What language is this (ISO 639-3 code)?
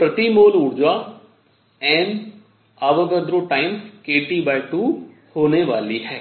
hin